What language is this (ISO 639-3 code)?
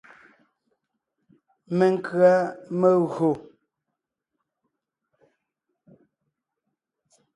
nnh